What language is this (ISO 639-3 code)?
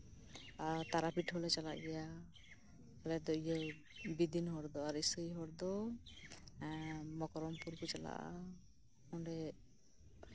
sat